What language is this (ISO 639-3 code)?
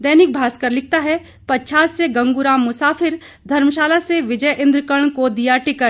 hin